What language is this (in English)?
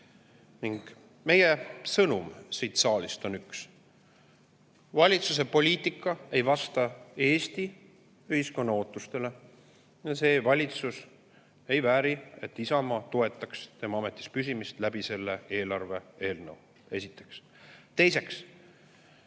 Estonian